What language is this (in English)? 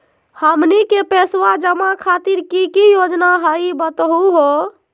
Magahi